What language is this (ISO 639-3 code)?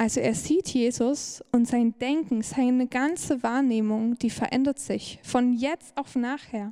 deu